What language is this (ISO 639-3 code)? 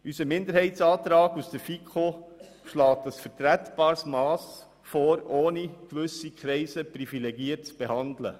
gsw